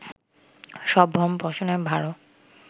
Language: Bangla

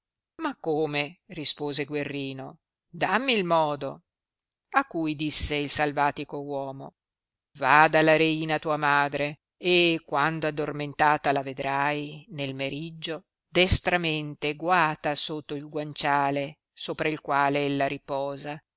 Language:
Italian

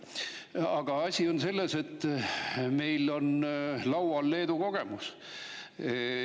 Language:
Estonian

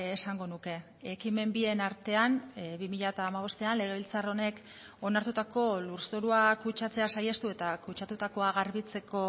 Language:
Basque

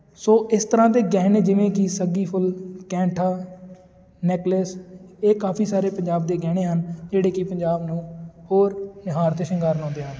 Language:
Punjabi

